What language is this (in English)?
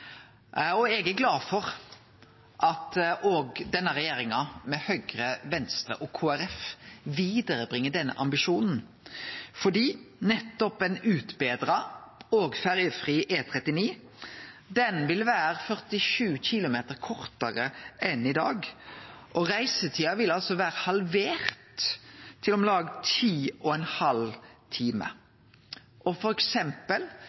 Norwegian Nynorsk